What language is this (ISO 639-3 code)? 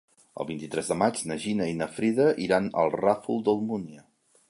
cat